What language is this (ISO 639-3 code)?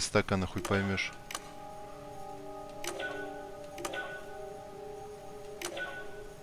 rus